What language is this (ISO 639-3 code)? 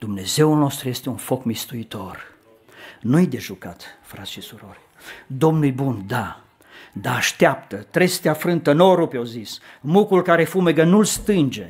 ron